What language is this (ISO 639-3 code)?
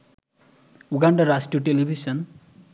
ben